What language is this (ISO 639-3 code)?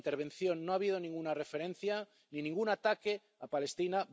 spa